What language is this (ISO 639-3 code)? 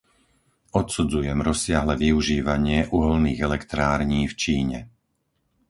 slk